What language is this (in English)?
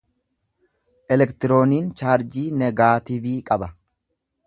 Oromo